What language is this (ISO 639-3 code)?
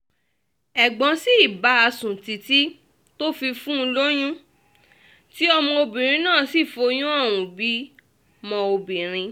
yor